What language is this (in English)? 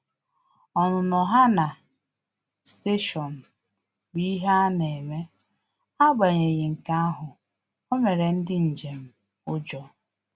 Igbo